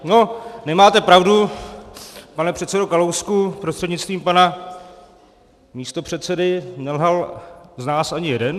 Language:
Czech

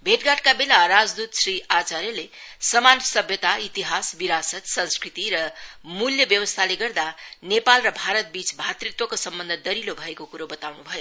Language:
Nepali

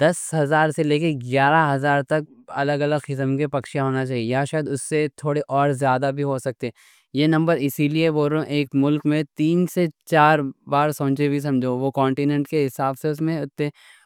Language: Deccan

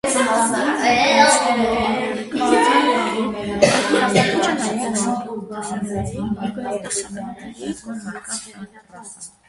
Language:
Armenian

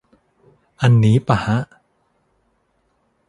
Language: Thai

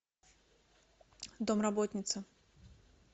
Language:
Russian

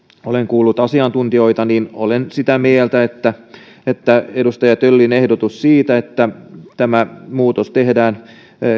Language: Finnish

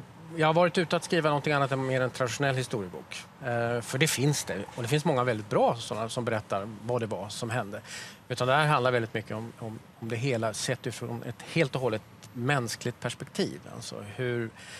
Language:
Swedish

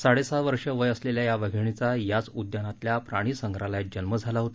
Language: Marathi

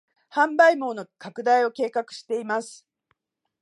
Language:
Japanese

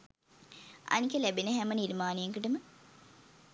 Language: Sinhala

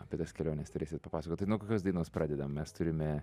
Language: Lithuanian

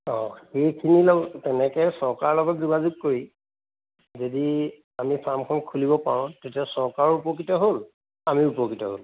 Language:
Assamese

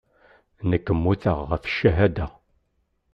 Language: Kabyle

